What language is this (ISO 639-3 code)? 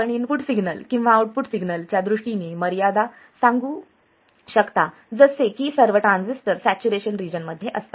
mar